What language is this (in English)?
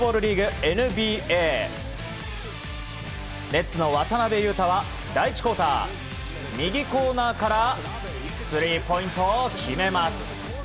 Japanese